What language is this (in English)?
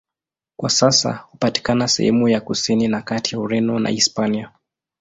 Swahili